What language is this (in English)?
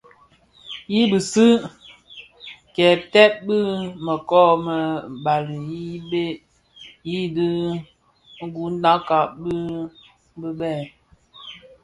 Bafia